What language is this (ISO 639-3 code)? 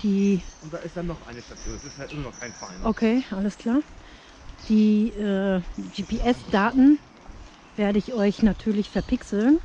deu